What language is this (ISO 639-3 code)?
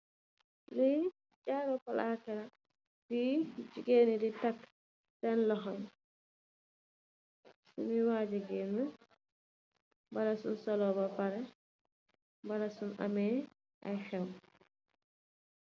wol